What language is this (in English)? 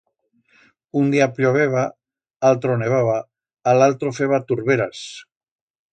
Aragonese